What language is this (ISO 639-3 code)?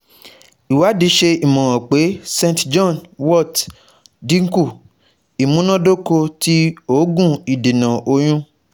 yor